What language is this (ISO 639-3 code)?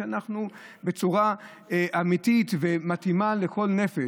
heb